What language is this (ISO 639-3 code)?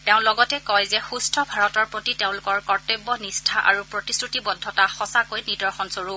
asm